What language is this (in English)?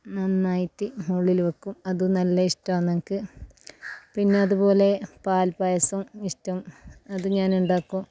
Malayalam